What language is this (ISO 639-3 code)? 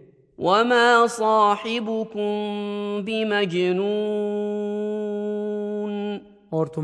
urd